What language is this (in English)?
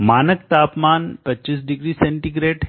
Hindi